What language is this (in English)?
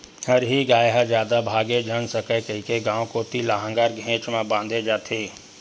Chhattisgarhi